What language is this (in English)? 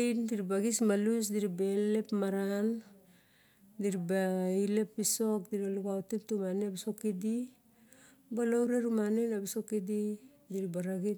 Barok